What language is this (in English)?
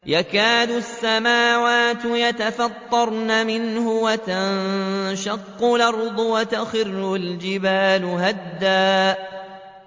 Arabic